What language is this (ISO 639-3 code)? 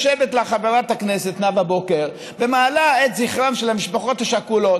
heb